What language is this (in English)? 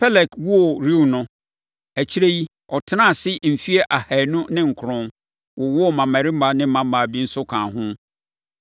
Akan